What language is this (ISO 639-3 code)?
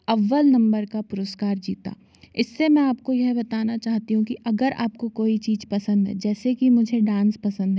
hin